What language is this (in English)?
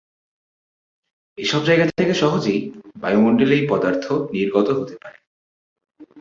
Bangla